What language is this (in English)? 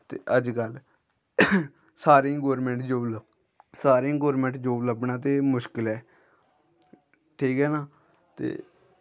Dogri